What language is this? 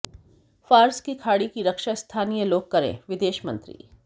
Hindi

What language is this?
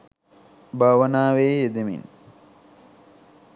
Sinhala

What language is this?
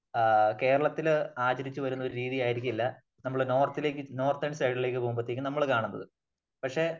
Malayalam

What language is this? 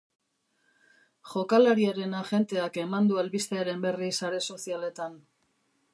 Basque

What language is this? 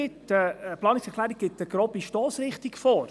Swiss German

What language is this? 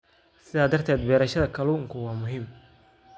Somali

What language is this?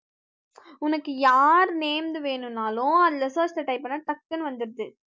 Tamil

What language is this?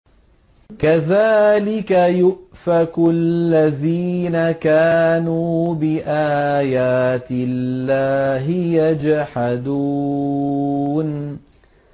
Arabic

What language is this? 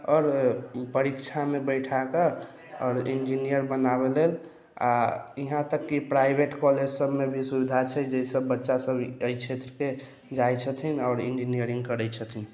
Maithili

